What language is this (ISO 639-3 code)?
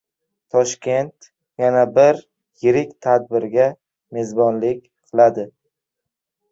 uzb